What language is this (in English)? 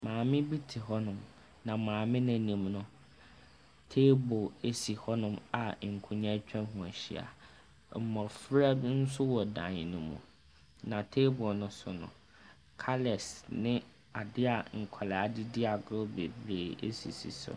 Akan